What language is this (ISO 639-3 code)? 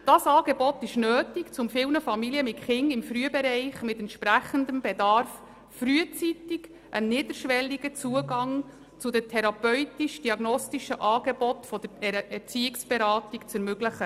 gsw